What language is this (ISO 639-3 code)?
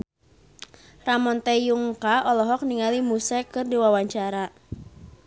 sun